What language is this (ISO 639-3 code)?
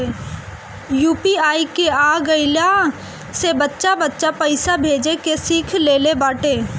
bho